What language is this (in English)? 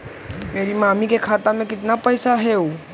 Magahi